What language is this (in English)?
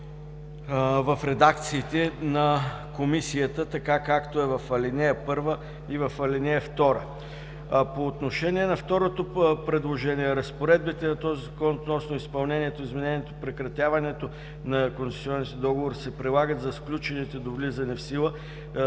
Bulgarian